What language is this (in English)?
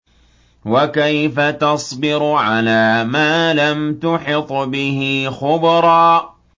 Arabic